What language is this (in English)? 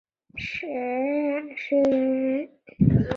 Chinese